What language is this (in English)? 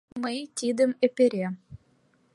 Mari